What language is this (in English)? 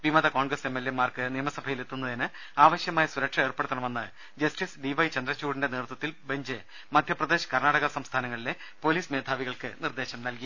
Malayalam